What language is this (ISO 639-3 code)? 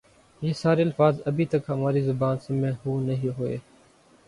urd